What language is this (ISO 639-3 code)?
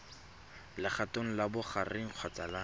tsn